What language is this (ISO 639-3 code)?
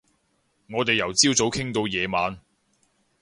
yue